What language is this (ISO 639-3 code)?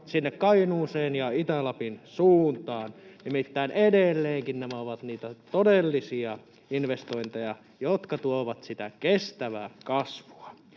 fin